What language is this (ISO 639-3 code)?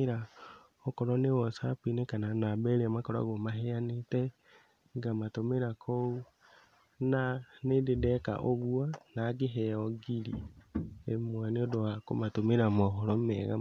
kik